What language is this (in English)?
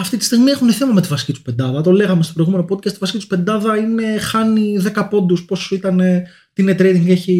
Greek